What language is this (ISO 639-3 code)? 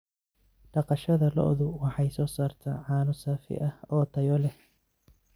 som